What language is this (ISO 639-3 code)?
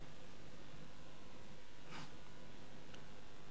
heb